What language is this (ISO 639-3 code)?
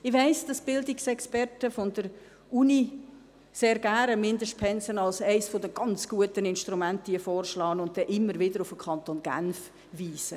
gsw